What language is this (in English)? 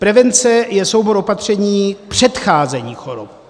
Czech